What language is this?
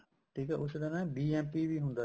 Punjabi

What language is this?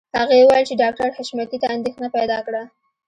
Pashto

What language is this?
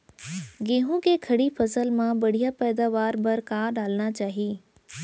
Chhattisgarhi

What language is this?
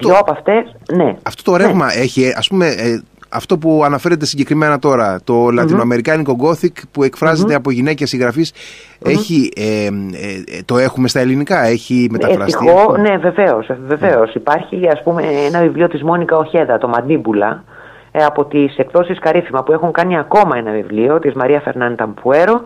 Greek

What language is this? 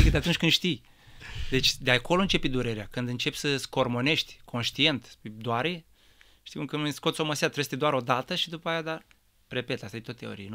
Romanian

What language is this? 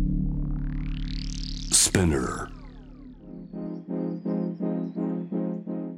Japanese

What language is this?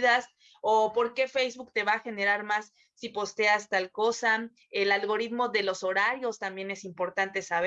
Spanish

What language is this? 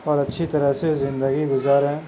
Urdu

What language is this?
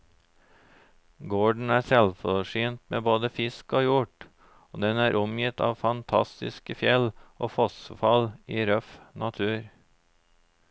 Norwegian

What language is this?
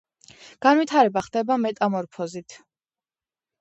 Georgian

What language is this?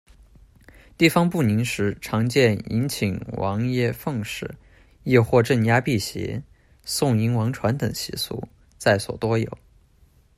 Chinese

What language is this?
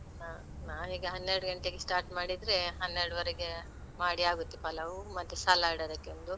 Kannada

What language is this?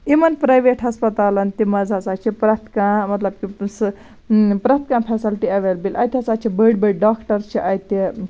Kashmiri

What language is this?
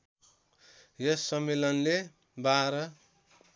Nepali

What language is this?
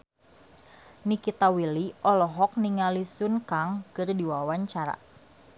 Sundanese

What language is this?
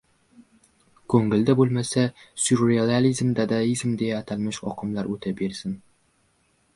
Uzbek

